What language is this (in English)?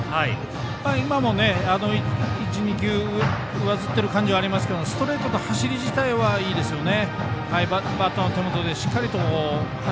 Japanese